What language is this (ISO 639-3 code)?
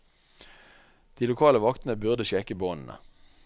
nor